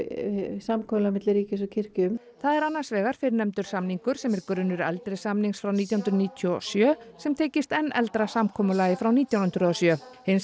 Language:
Icelandic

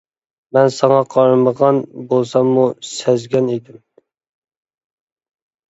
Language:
Uyghur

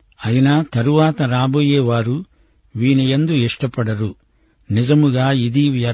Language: Telugu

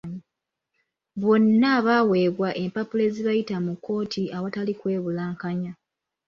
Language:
Ganda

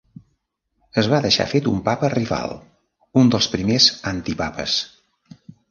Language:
Catalan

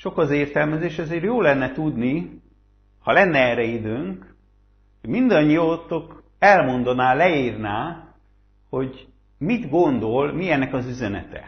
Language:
Hungarian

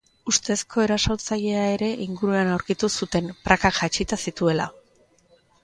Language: Basque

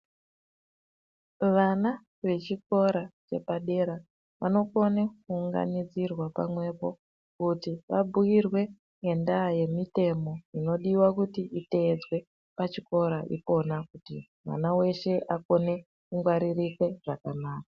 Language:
Ndau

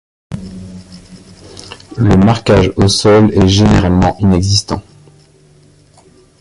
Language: French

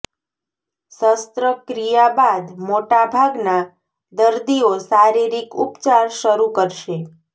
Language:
Gujarati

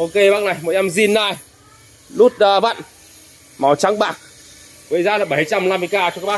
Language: Vietnamese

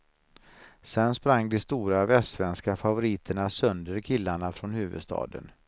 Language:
Swedish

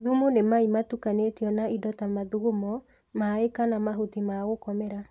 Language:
Kikuyu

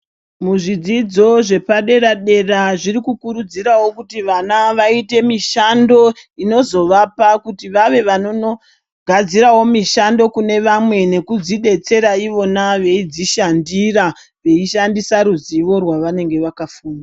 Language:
Ndau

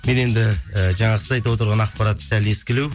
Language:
Kazakh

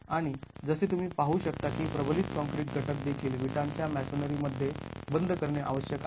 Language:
Marathi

